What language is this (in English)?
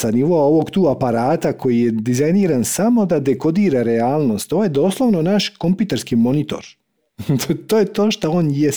Croatian